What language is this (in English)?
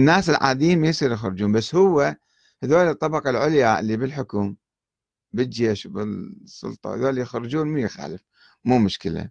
Arabic